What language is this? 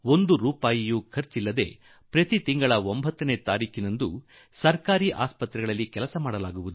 Kannada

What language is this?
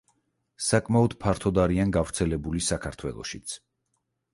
Georgian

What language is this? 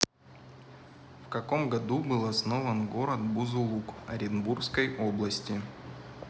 Russian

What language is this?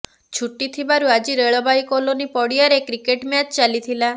Odia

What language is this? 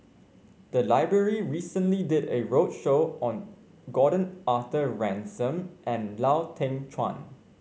English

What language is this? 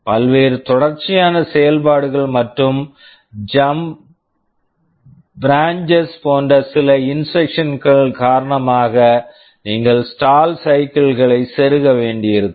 Tamil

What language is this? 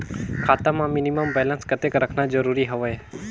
Chhattisgarhi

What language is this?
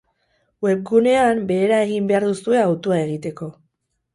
Basque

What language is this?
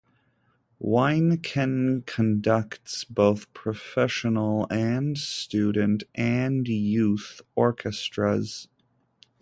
English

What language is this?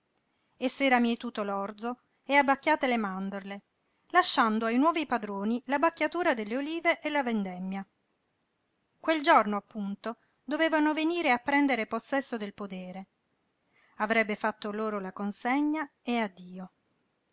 Italian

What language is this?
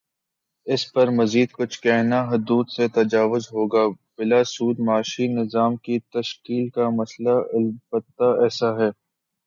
Urdu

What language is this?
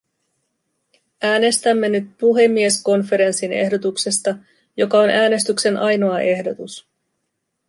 Finnish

